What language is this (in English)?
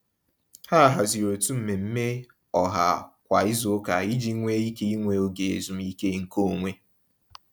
Igbo